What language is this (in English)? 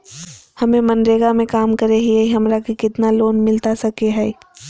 Magahi